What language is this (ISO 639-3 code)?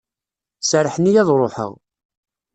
kab